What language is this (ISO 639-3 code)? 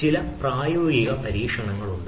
mal